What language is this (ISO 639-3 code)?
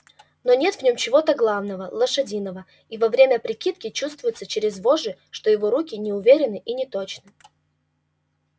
rus